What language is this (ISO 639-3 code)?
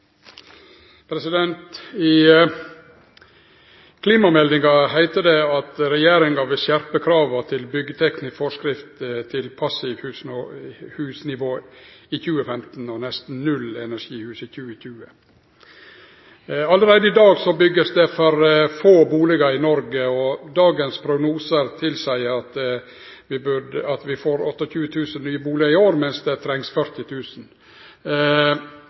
nor